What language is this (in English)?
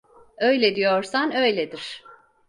Turkish